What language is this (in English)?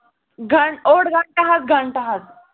Kashmiri